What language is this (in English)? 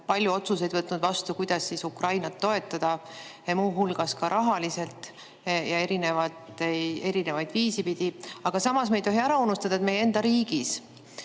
Estonian